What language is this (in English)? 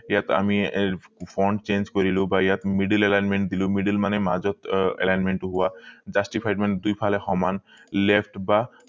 Assamese